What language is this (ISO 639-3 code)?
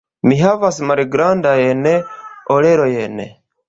epo